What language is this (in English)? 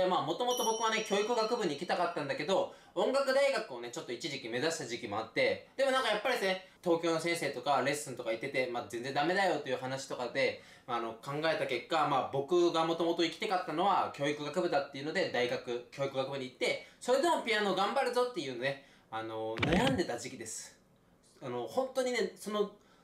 Japanese